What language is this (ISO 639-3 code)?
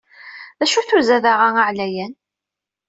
kab